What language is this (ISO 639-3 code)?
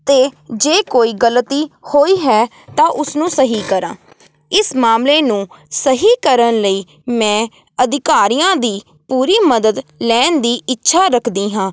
pan